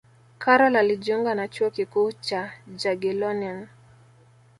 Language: Swahili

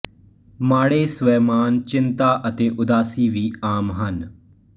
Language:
Punjabi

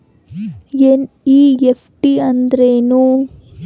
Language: Kannada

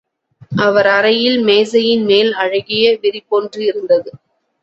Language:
Tamil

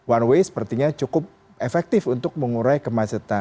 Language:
Indonesian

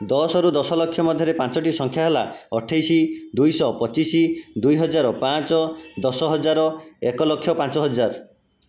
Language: Odia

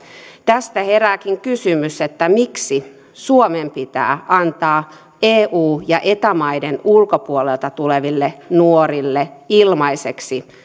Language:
Finnish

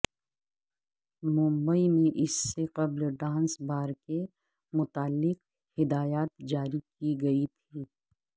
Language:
Urdu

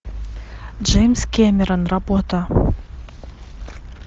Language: Russian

